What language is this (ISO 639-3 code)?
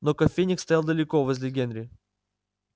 rus